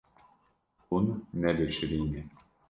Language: Kurdish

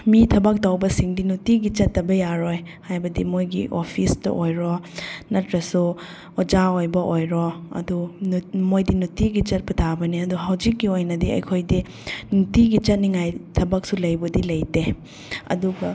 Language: Manipuri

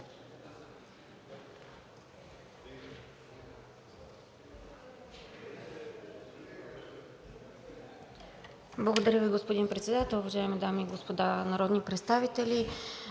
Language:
Bulgarian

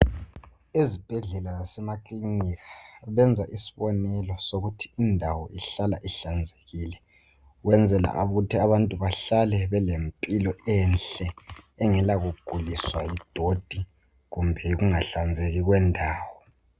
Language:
North Ndebele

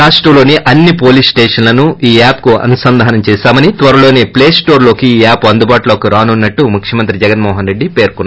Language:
Telugu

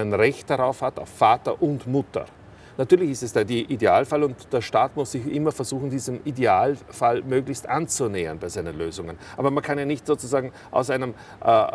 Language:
German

